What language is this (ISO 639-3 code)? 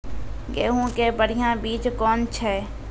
mai